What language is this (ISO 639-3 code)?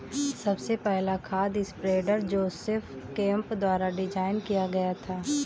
hin